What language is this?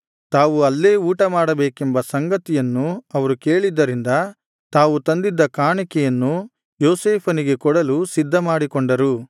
Kannada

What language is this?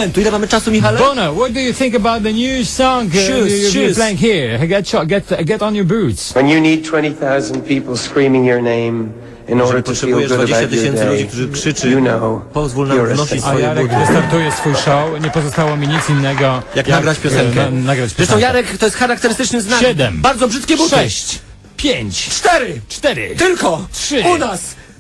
Polish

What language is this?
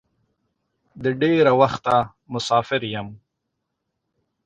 Pashto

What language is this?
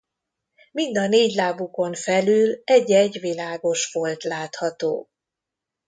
Hungarian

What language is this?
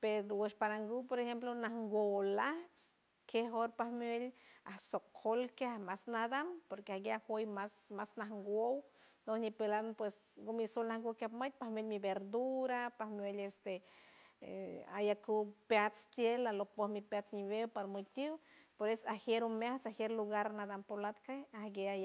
San Francisco Del Mar Huave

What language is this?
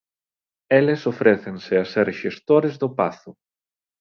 Galician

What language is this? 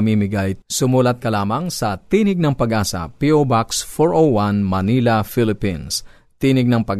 Filipino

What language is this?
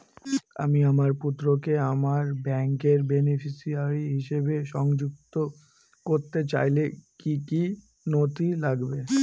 Bangla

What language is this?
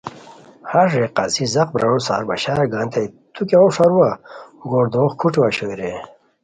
Khowar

